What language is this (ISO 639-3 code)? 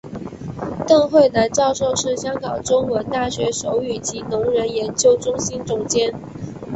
zho